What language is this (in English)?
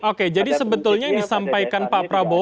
Indonesian